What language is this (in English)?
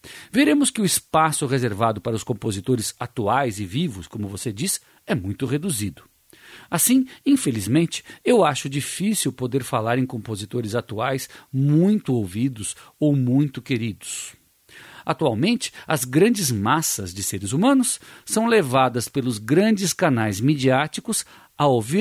Portuguese